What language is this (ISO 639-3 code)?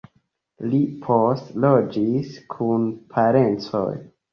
epo